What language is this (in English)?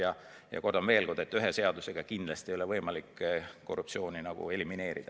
Estonian